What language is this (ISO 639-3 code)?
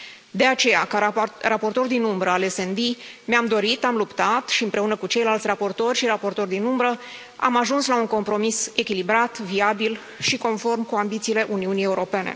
ron